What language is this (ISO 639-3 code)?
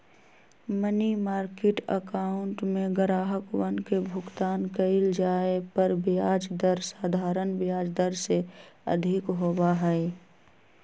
mag